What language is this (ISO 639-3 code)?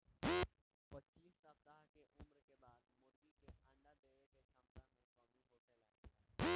bho